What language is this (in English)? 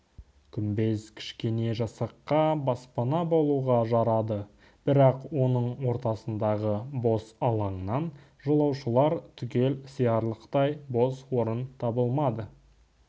Kazakh